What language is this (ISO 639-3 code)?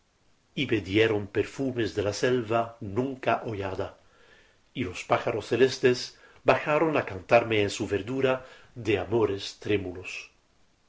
spa